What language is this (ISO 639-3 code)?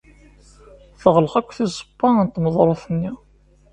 kab